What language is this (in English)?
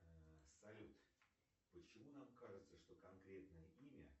Russian